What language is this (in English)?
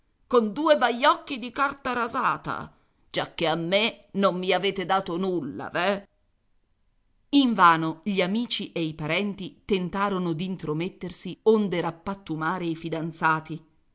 Italian